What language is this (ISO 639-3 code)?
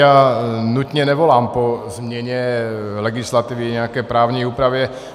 ces